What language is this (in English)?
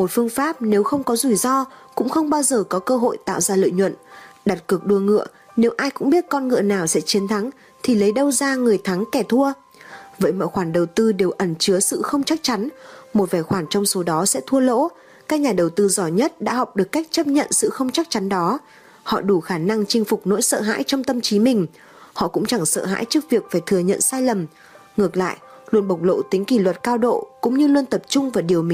Vietnamese